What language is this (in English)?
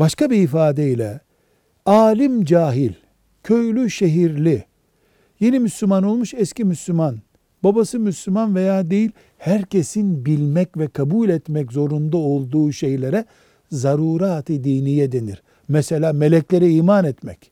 Turkish